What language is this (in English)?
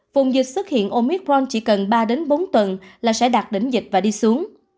Vietnamese